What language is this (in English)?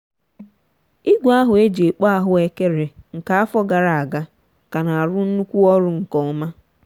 Igbo